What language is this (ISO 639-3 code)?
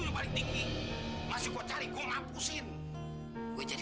ind